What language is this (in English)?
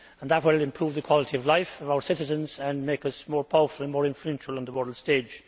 English